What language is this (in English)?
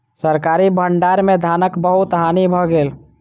Maithili